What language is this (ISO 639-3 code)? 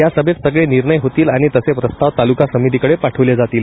mar